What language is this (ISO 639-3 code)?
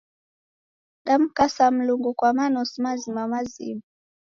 dav